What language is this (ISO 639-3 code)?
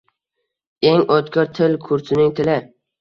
uzb